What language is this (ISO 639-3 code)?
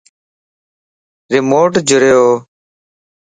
lss